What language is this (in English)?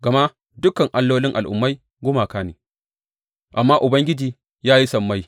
Hausa